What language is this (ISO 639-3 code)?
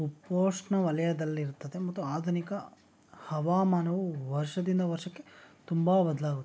kan